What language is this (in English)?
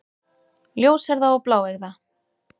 Icelandic